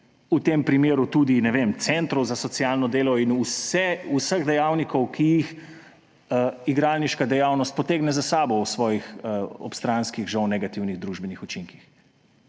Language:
Slovenian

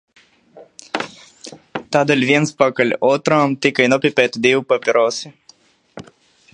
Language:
Latvian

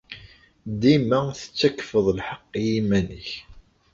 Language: Kabyle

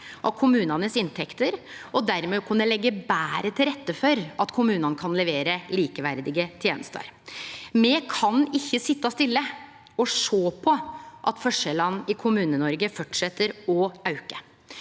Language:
Norwegian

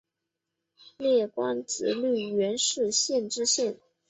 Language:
Chinese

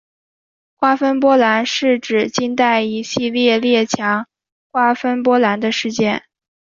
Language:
Chinese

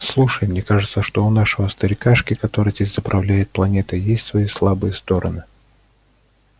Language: Russian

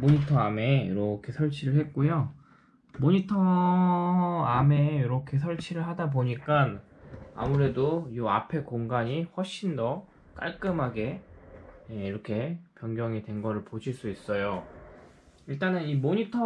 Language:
Korean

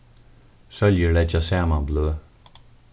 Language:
Faroese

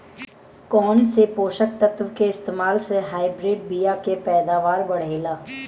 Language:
Bhojpuri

